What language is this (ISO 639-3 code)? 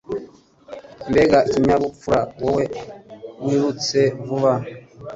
kin